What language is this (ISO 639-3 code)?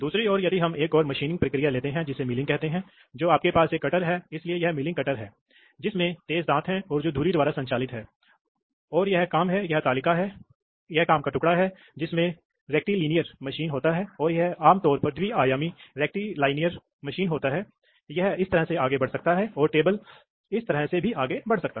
hin